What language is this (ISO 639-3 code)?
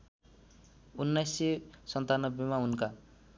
nep